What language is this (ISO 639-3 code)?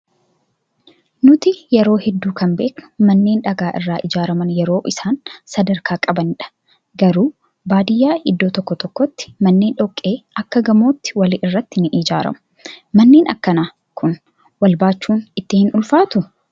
orm